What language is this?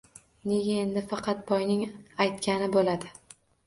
Uzbek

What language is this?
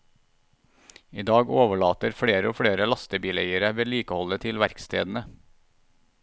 Norwegian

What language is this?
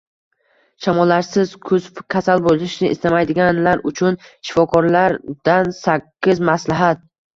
Uzbek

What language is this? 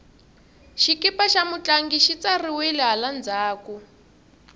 Tsonga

